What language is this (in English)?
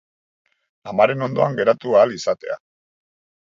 Basque